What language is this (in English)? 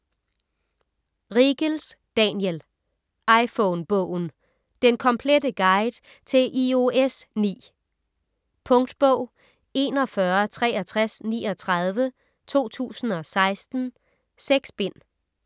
Danish